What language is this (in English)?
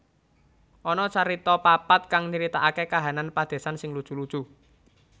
Javanese